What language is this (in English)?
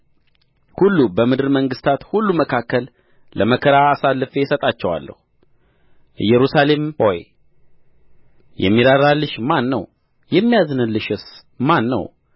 Amharic